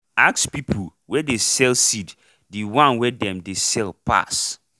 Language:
Nigerian Pidgin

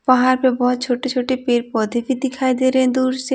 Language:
Hindi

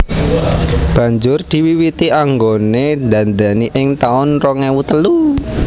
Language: Javanese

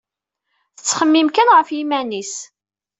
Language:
Kabyle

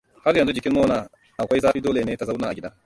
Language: Hausa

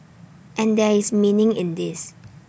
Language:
English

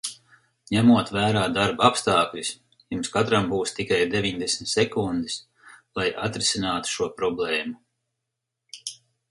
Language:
Latvian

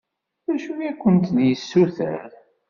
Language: Kabyle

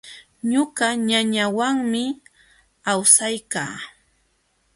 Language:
Jauja Wanca Quechua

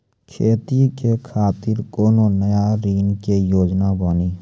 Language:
Maithili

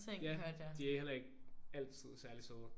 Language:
Danish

